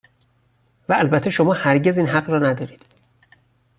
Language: Persian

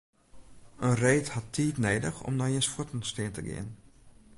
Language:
Western Frisian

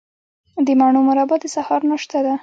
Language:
Pashto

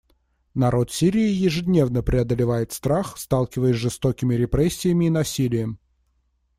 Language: Russian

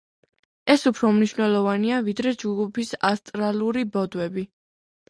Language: Georgian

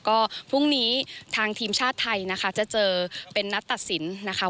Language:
Thai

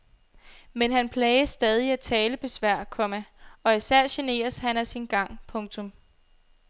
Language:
Danish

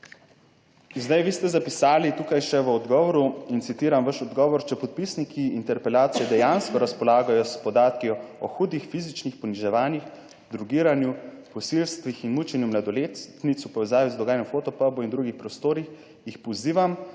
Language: Slovenian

